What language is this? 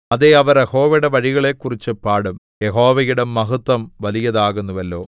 Malayalam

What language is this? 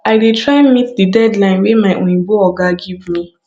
Nigerian Pidgin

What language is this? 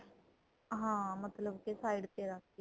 Punjabi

